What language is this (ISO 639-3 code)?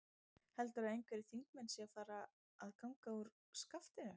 isl